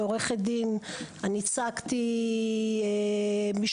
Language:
Hebrew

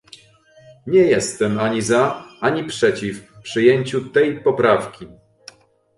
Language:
Polish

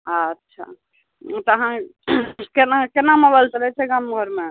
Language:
Maithili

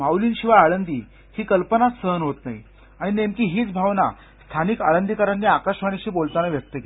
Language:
Marathi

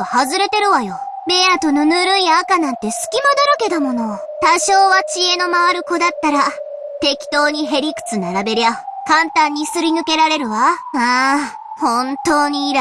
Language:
Japanese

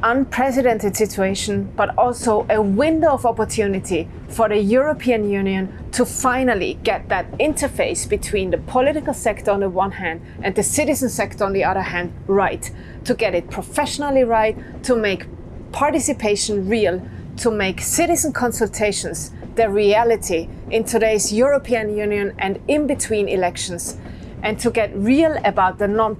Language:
English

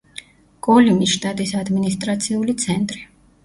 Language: Georgian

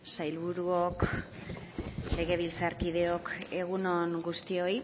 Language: Basque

